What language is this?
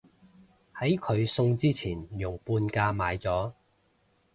Cantonese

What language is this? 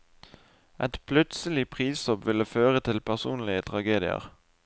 Norwegian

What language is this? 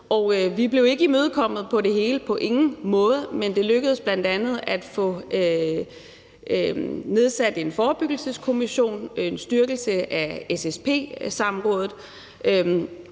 Danish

